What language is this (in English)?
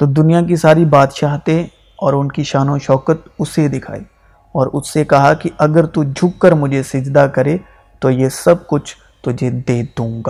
Urdu